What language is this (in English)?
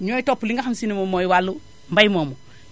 Wolof